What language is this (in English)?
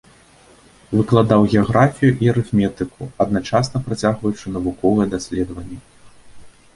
Belarusian